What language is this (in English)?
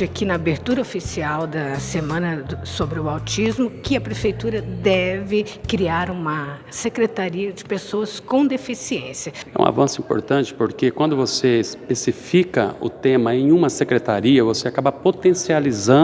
Portuguese